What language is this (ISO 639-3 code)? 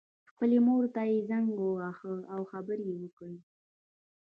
pus